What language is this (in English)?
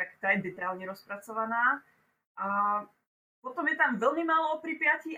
Czech